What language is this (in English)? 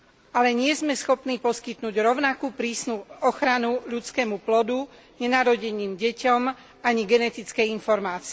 Slovak